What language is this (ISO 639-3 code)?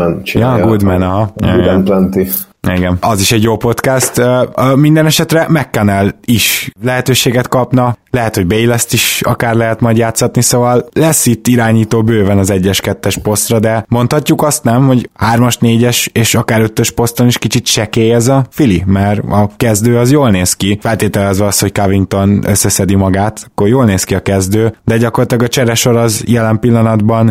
hun